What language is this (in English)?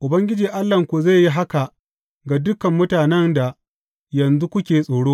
Hausa